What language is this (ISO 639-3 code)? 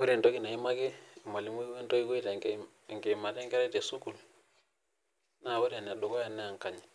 mas